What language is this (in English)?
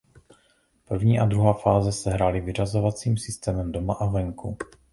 Czech